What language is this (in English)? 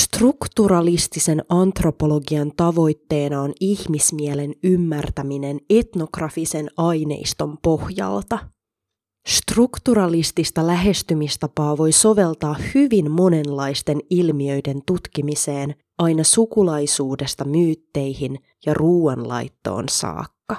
Finnish